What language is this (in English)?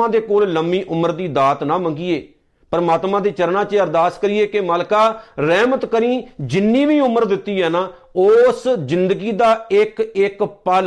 Punjabi